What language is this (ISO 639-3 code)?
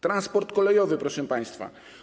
pol